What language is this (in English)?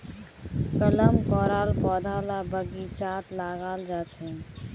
Magahi